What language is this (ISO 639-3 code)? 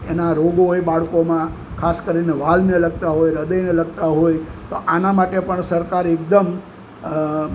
guj